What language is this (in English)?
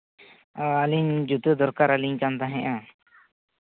Santali